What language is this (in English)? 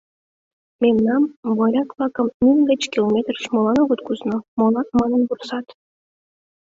Mari